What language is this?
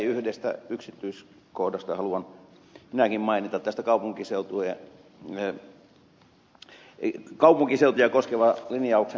Finnish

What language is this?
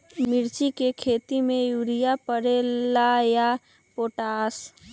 Magahi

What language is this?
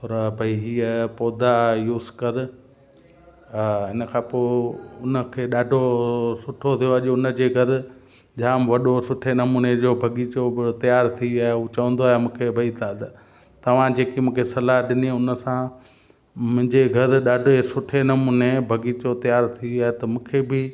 Sindhi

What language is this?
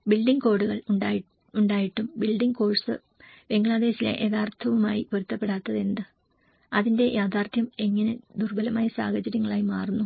Malayalam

